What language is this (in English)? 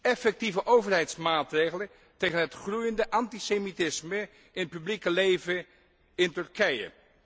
Dutch